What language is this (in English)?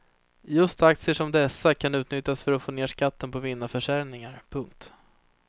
Swedish